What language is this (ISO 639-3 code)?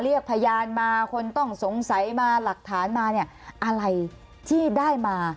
tha